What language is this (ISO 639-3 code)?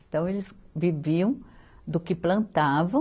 por